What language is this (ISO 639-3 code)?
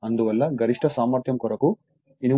tel